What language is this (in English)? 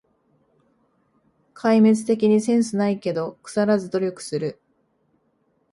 Japanese